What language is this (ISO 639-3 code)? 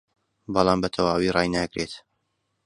ckb